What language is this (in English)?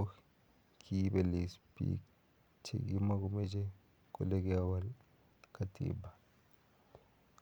Kalenjin